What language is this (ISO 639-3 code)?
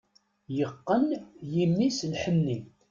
kab